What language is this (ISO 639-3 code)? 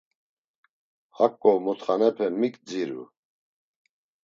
lzz